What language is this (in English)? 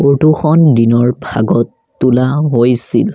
Assamese